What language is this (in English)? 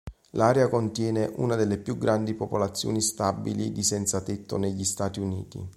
Italian